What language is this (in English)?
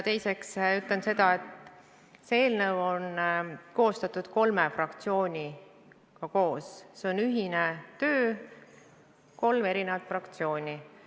Estonian